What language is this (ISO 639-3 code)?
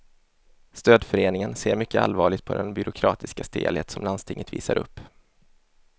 swe